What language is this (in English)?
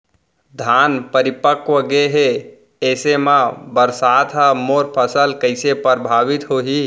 Chhattisgarhi